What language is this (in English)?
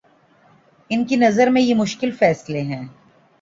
Urdu